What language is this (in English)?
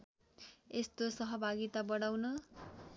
Nepali